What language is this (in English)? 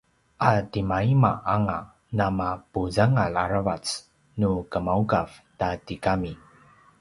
Paiwan